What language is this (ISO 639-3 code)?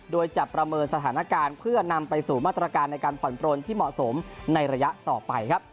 tha